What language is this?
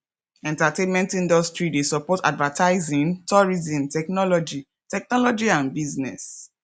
Nigerian Pidgin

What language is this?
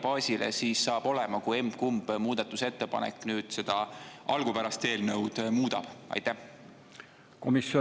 Estonian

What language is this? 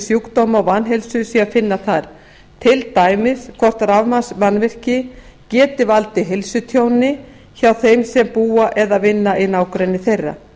Icelandic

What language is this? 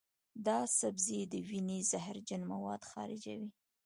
Pashto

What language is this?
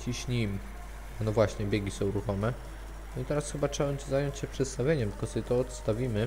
Polish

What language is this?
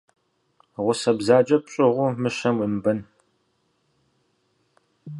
Kabardian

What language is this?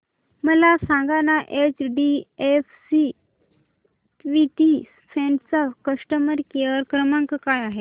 Marathi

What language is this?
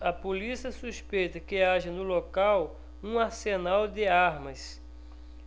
Portuguese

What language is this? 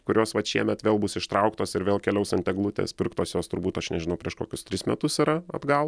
Lithuanian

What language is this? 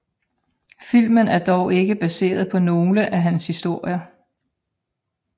Danish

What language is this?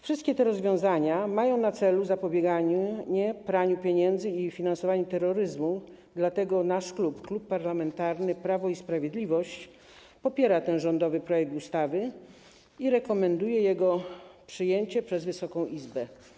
Polish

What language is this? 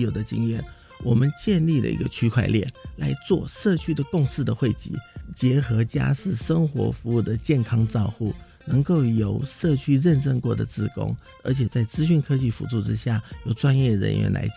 Chinese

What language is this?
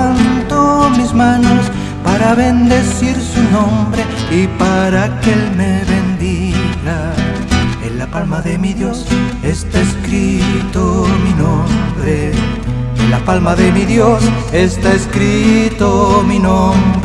Spanish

